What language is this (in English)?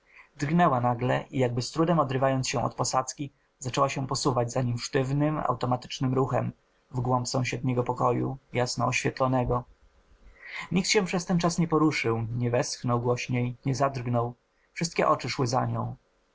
Polish